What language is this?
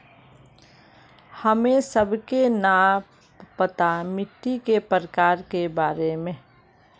Magahi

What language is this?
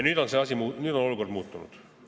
Estonian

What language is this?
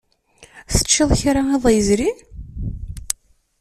Kabyle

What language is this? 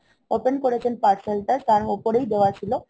Bangla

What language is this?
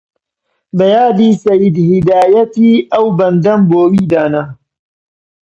Central Kurdish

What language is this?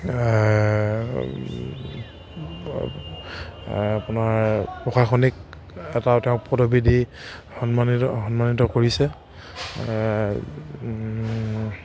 Assamese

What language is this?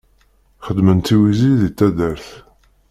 Kabyle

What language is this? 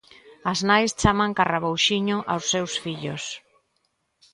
Galician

